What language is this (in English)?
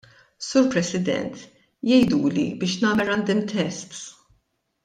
Maltese